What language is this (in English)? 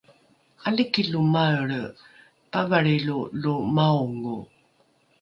Rukai